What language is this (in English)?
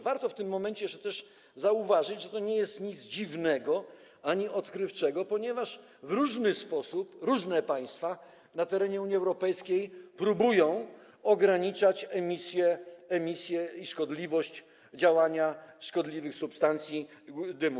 Polish